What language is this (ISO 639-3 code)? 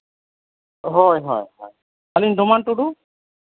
sat